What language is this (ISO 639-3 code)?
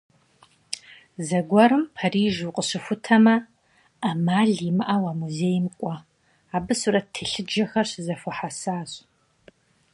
kbd